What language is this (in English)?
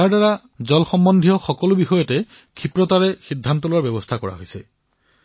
Assamese